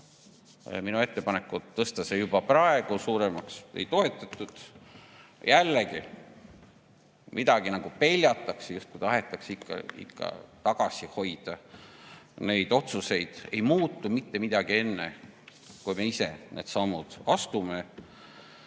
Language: Estonian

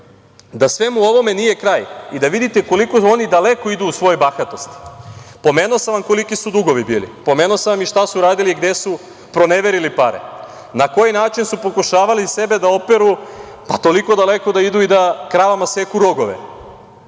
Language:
Serbian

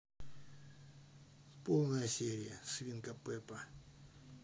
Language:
Russian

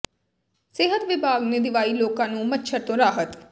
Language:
Punjabi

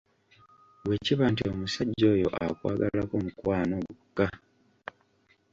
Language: Ganda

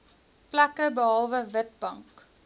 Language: Afrikaans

